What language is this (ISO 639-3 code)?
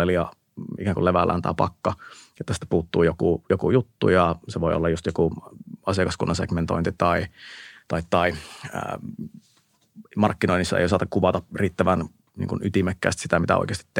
fin